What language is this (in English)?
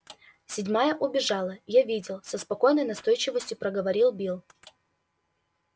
Russian